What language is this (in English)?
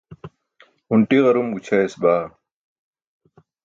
Burushaski